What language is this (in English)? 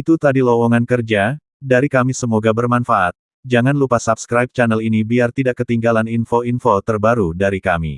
Indonesian